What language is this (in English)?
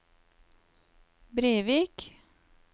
Norwegian